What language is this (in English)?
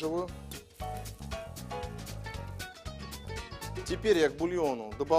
Russian